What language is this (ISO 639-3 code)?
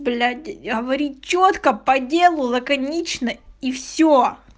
rus